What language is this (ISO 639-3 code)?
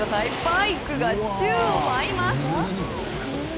jpn